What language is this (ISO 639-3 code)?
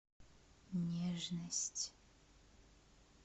rus